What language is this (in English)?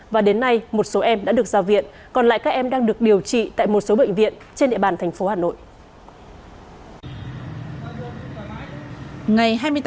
Vietnamese